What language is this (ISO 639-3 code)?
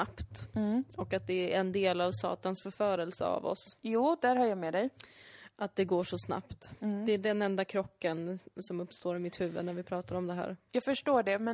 swe